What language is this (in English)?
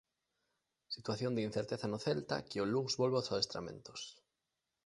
Galician